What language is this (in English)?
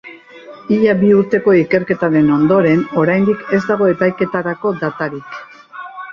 Basque